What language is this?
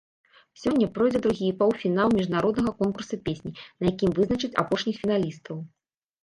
Belarusian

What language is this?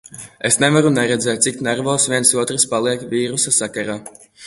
Latvian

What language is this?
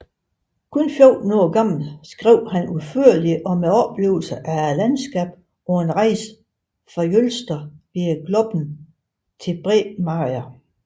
Danish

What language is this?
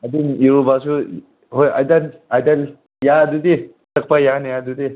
Manipuri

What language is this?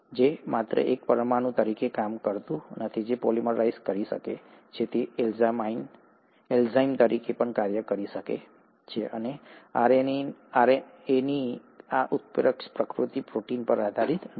Gujarati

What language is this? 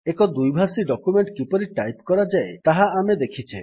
Odia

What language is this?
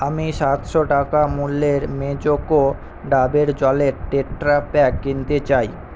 Bangla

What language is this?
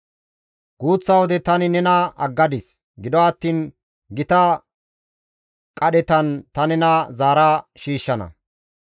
Gamo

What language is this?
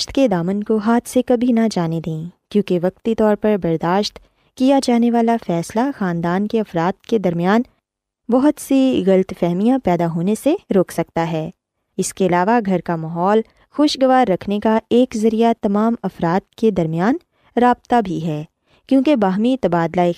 Urdu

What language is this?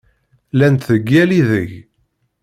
Kabyle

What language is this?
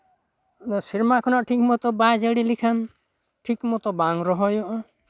Santali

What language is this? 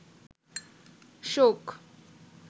Bangla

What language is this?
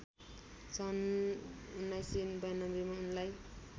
Nepali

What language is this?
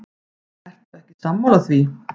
Icelandic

